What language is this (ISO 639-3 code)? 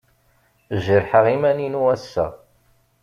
kab